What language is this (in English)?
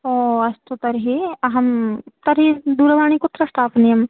Sanskrit